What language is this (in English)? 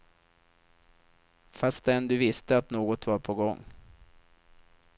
Swedish